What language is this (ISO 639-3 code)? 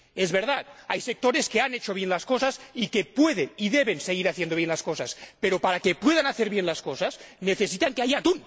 spa